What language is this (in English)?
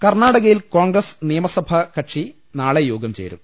Malayalam